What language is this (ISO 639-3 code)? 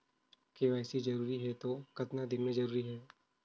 hne